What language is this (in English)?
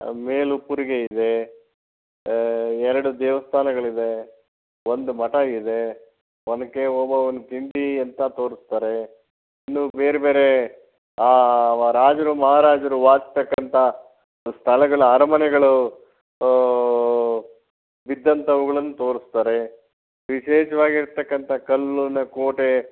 Kannada